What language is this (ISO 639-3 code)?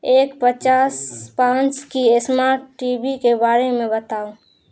urd